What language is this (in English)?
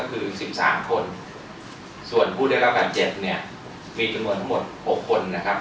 Thai